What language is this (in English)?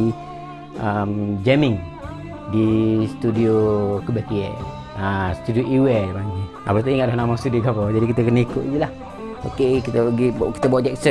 Malay